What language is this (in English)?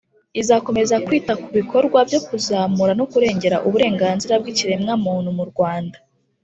Kinyarwanda